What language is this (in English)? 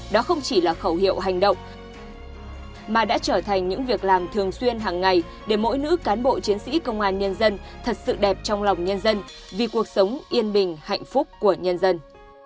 Vietnamese